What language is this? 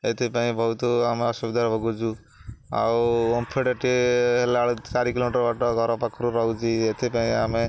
Odia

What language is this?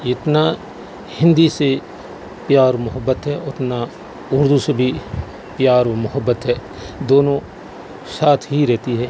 Urdu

